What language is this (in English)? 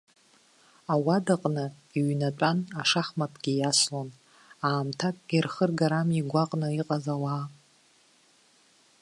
Abkhazian